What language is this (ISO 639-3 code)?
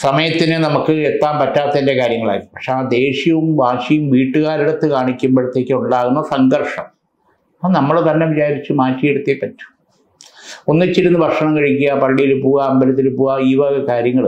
mal